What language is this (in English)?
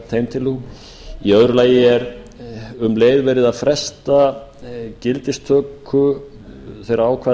Icelandic